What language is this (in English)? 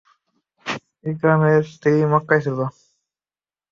Bangla